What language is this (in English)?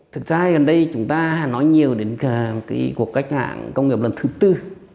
Vietnamese